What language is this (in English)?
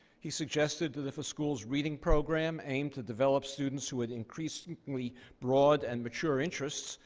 English